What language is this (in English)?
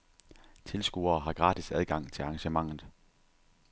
Danish